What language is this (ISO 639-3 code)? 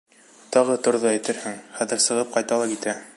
bak